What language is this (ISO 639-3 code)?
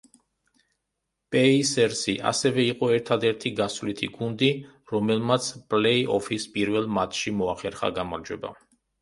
kat